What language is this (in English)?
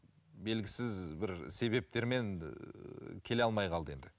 Kazakh